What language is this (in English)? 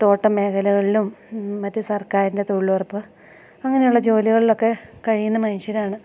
Malayalam